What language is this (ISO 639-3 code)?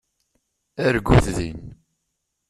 kab